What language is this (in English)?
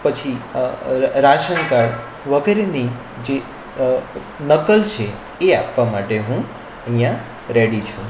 Gujarati